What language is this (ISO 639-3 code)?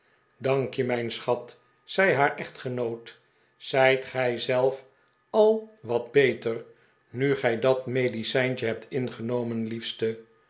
nld